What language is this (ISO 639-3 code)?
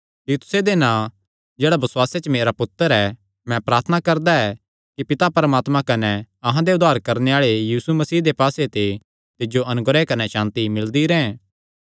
xnr